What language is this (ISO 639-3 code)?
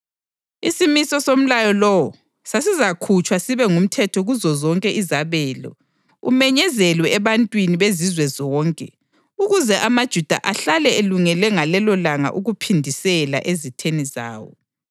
nde